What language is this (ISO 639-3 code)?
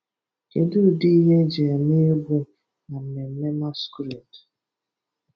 ibo